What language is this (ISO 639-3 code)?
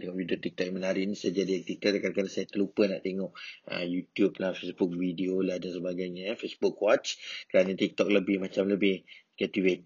msa